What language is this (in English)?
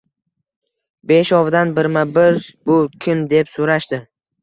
Uzbek